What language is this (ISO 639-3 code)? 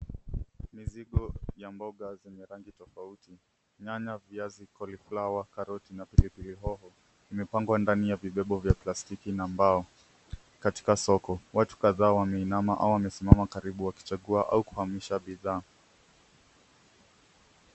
swa